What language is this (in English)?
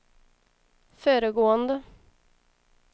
Swedish